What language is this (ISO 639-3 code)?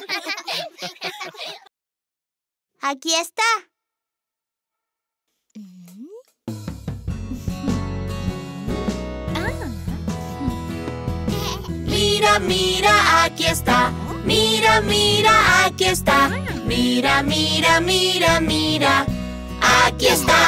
spa